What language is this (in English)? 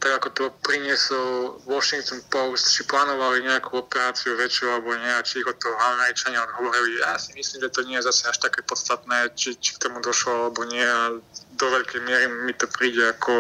Slovak